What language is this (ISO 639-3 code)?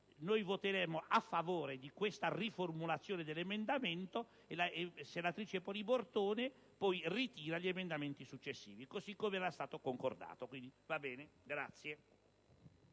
ita